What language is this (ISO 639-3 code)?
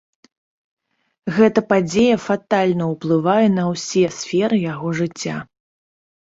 bel